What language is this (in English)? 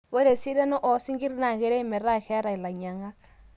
Masai